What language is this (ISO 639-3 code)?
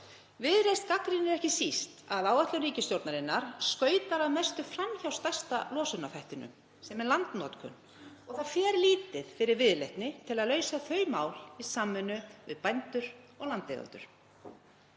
isl